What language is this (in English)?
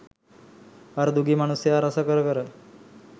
Sinhala